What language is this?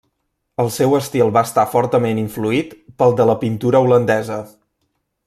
Catalan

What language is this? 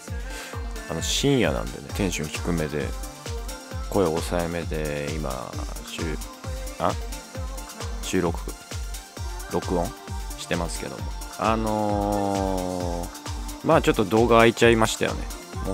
Japanese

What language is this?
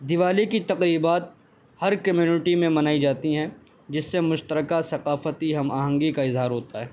Urdu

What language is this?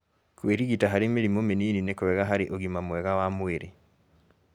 Kikuyu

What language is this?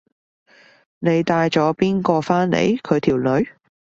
Cantonese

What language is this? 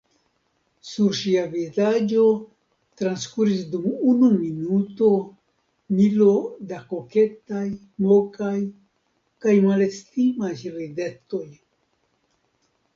Esperanto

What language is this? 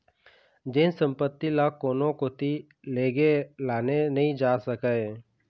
Chhattisgarhi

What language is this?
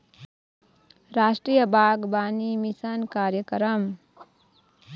Chhattisgarhi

